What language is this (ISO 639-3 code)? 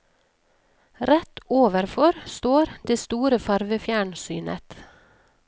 nor